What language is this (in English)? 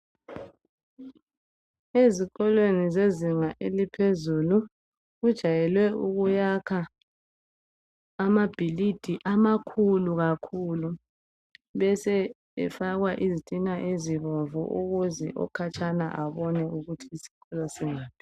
North Ndebele